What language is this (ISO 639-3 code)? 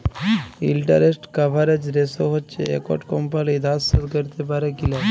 ben